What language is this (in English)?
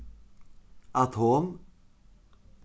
Faroese